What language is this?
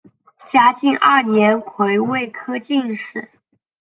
Chinese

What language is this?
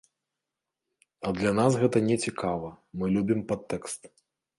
Belarusian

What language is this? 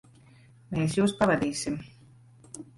Latvian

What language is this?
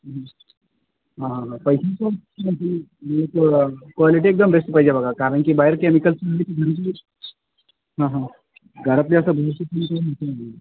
Marathi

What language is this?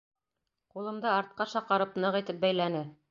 Bashkir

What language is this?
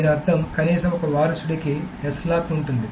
Telugu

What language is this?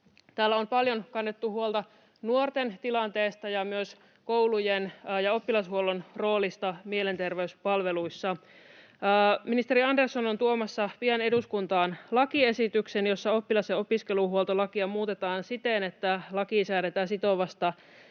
Finnish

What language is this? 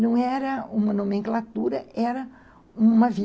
Portuguese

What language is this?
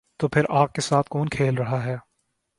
Urdu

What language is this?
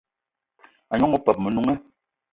Eton (Cameroon)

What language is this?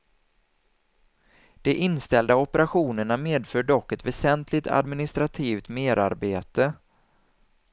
Swedish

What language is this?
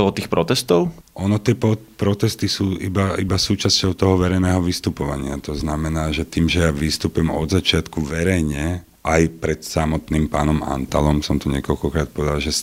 Slovak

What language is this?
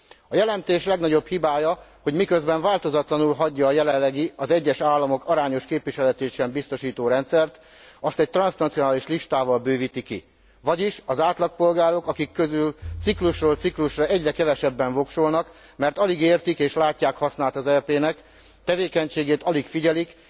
Hungarian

